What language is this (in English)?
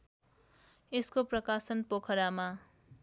Nepali